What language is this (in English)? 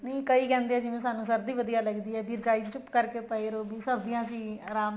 Punjabi